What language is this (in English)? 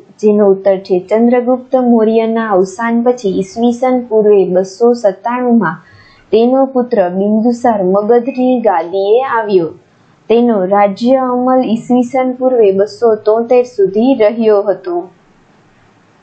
Gujarati